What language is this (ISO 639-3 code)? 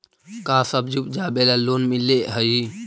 mag